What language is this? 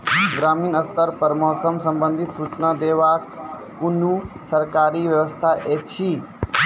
Maithili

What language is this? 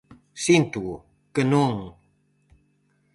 Galician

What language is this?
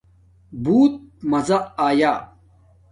Domaaki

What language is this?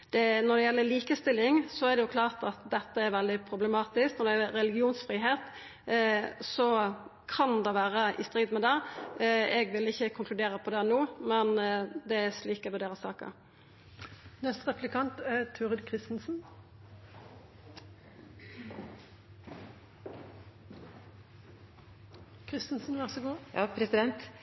Norwegian Nynorsk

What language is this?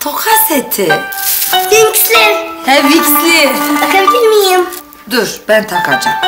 Turkish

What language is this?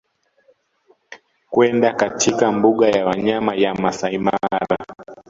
Swahili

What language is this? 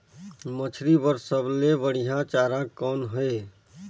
Chhattisgarhi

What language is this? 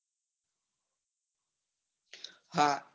Gujarati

